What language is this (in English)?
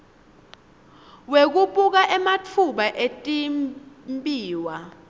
Swati